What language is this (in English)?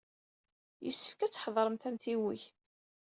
Kabyle